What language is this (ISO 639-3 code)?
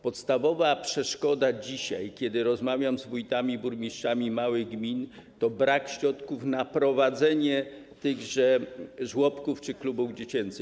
pol